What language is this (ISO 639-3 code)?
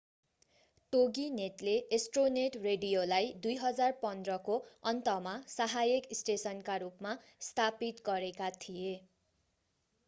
nep